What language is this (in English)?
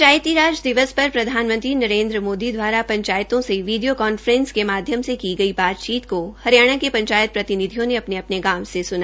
Hindi